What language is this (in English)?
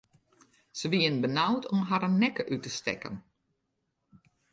Western Frisian